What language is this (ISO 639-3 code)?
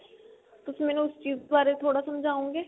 pan